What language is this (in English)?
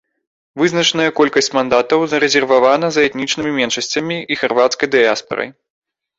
Belarusian